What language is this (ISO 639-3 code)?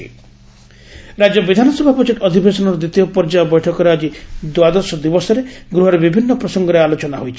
ori